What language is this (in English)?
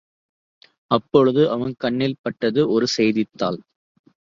Tamil